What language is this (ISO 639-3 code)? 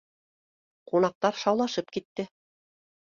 bak